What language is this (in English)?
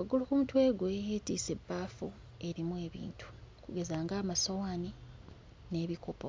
Ganda